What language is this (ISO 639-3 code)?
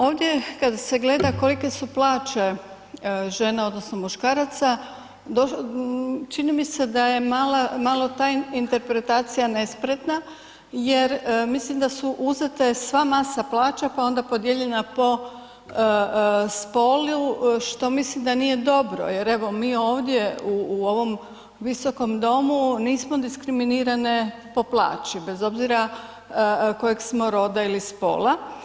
hrv